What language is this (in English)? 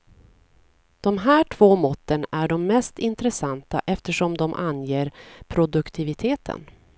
Swedish